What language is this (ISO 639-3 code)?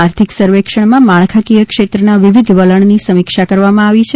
guj